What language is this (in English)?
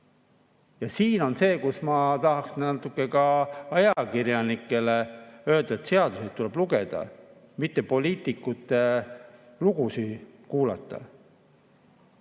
Estonian